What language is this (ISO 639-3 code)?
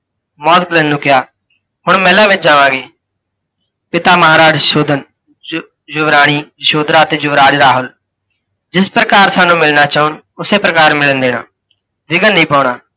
pan